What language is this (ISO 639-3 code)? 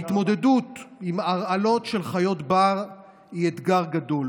heb